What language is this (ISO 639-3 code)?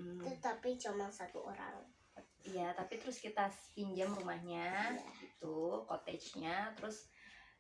ind